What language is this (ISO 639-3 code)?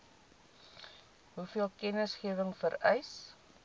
afr